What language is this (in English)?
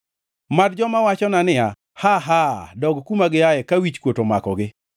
Luo (Kenya and Tanzania)